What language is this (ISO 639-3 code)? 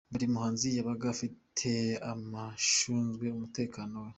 kin